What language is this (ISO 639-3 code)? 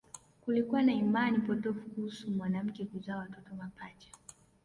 swa